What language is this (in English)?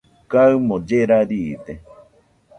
Nüpode Huitoto